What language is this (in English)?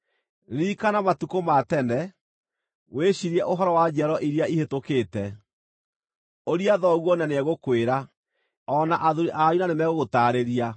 Kikuyu